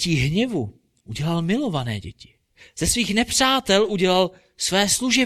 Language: Czech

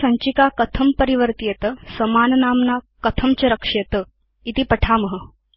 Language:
Sanskrit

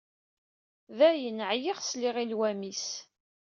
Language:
Kabyle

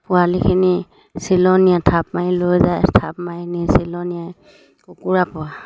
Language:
Assamese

